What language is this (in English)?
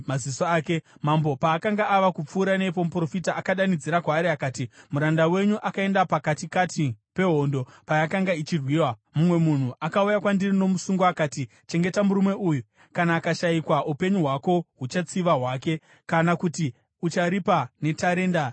Shona